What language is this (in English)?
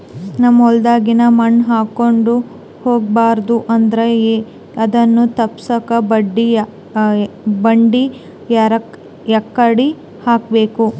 Kannada